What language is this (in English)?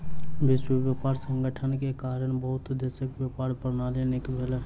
Maithili